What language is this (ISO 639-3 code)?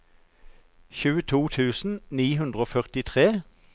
nor